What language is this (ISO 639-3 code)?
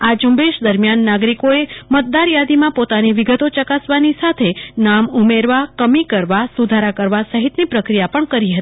guj